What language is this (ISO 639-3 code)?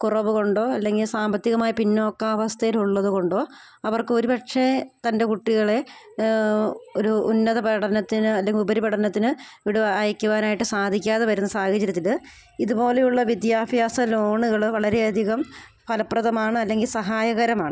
mal